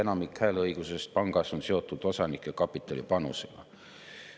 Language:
Estonian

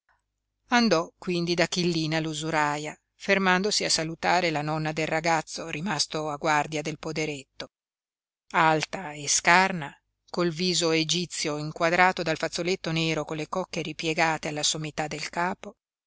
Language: Italian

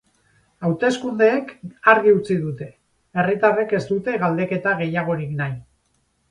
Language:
Basque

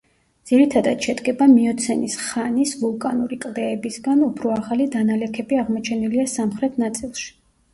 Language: Georgian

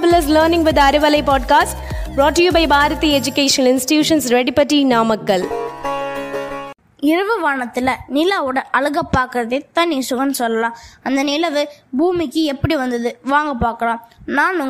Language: Tamil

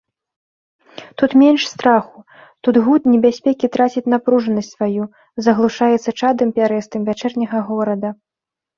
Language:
Belarusian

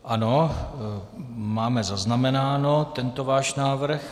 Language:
Czech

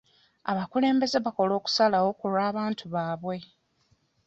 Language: Ganda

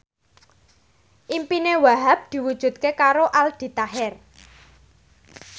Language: Javanese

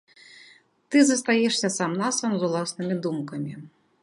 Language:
Belarusian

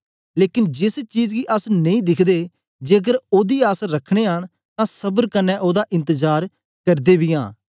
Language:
Dogri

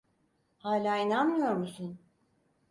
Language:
Turkish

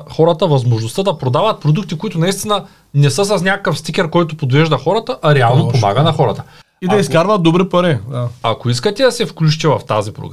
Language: Bulgarian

